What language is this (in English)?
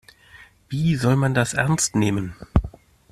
German